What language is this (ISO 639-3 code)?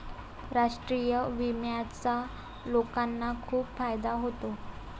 mar